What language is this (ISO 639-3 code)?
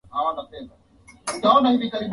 swa